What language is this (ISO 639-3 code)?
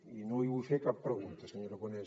cat